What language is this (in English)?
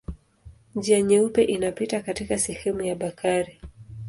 Swahili